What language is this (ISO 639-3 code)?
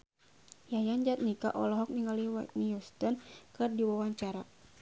sun